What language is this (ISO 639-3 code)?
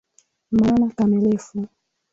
swa